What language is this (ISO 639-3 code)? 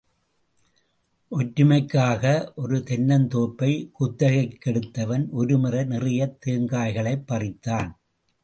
tam